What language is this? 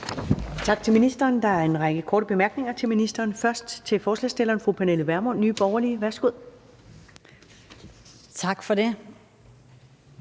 Danish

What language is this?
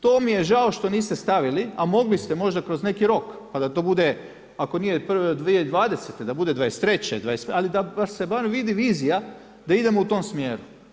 Croatian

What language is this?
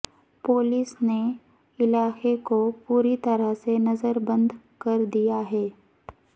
Urdu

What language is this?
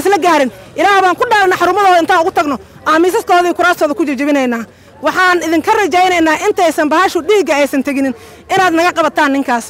Arabic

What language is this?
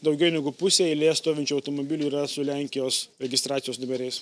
Lithuanian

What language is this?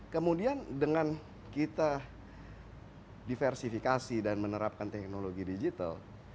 Indonesian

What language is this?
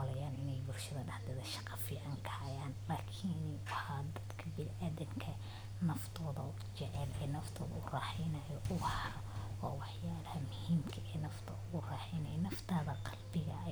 Somali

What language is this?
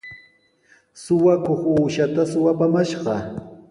Sihuas Ancash Quechua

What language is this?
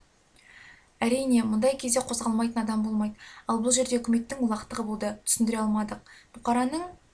Kazakh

